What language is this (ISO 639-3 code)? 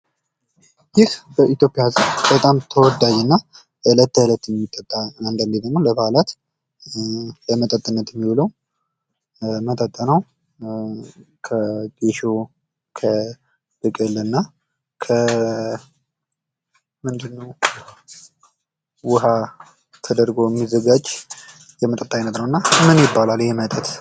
amh